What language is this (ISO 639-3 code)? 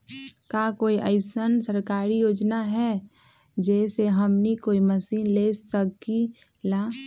mag